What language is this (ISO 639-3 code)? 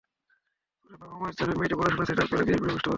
ben